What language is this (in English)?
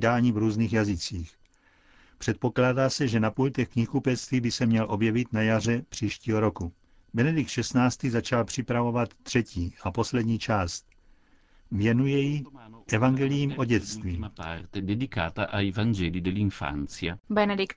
Czech